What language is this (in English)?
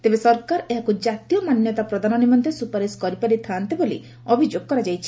Odia